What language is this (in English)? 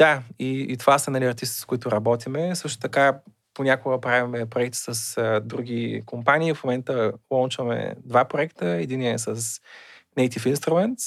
Bulgarian